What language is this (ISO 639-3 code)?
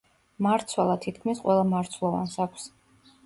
kat